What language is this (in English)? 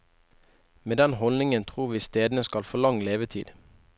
Norwegian